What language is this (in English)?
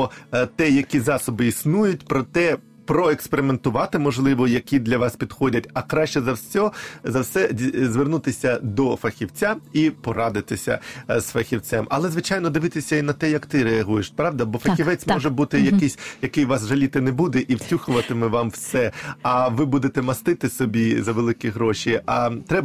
Ukrainian